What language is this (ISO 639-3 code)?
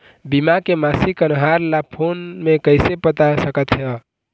hne